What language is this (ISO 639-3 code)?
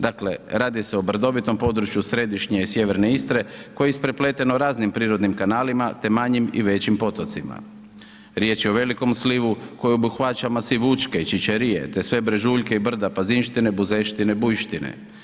hrv